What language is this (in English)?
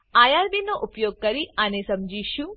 Gujarati